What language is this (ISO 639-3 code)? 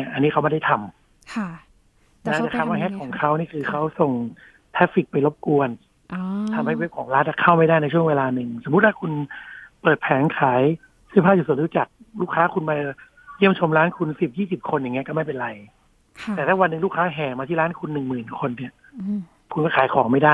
tha